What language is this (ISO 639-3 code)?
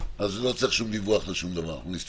heb